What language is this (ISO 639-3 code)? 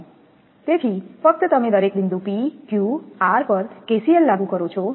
guj